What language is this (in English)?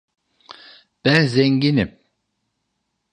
Turkish